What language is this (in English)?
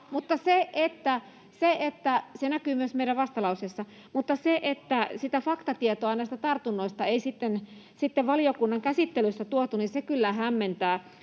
Finnish